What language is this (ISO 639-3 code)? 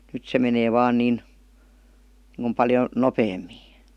fin